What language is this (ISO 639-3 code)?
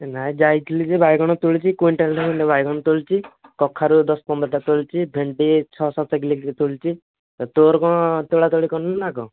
ori